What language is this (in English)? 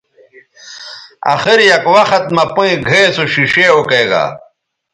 Bateri